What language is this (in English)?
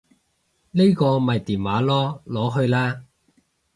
Cantonese